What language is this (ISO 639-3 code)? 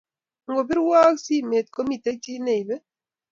kln